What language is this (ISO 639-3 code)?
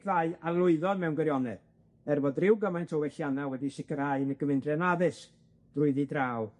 cym